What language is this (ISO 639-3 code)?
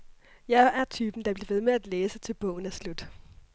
dan